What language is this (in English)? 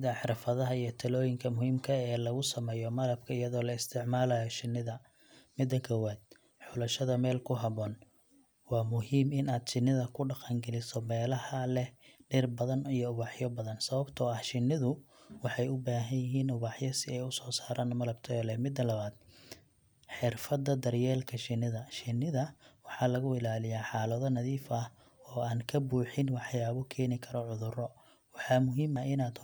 Somali